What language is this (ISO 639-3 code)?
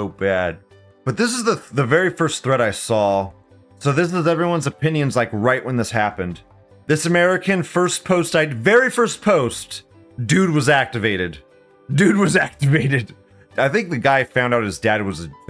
eng